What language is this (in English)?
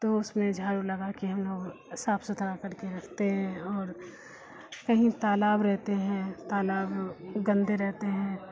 Urdu